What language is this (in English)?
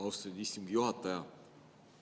Estonian